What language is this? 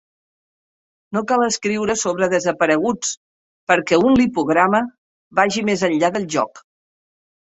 Catalan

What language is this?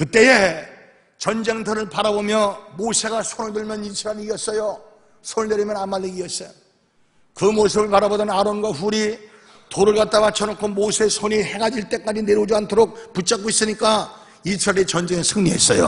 Korean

